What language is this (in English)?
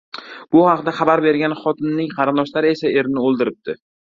Uzbek